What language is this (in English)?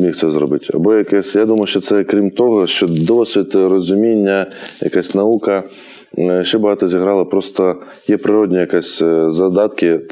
Ukrainian